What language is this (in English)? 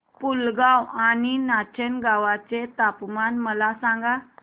Marathi